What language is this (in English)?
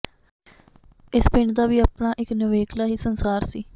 Punjabi